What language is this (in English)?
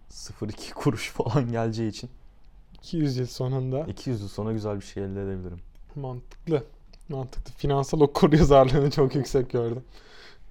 Turkish